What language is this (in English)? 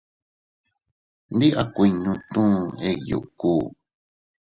Teutila Cuicatec